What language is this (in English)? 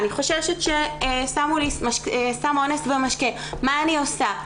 Hebrew